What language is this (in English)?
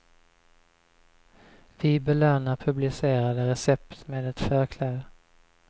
Swedish